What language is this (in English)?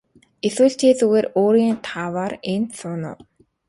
Mongolian